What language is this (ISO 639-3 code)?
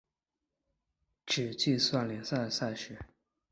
zho